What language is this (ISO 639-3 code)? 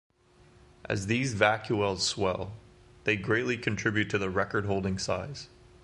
eng